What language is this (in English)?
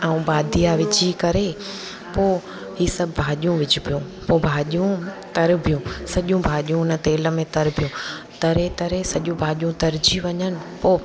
Sindhi